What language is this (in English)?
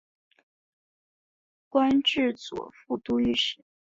Chinese